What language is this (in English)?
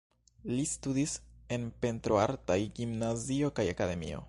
Esperanto